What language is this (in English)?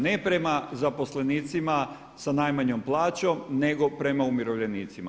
Croatian